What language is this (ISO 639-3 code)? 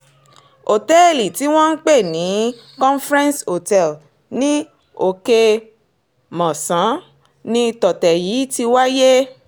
yor